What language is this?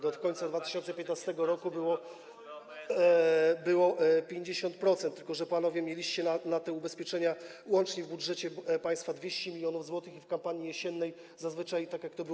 Polish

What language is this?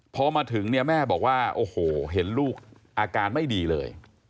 Thai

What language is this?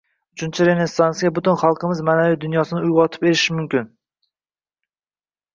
Uzbek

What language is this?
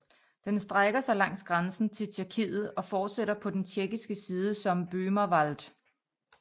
Danish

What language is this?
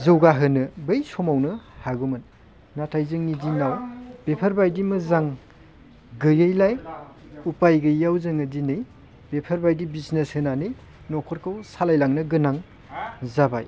Bodo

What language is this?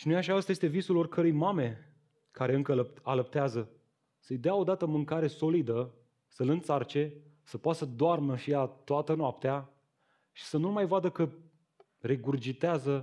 Romanian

